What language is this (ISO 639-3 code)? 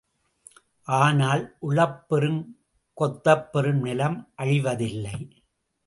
tam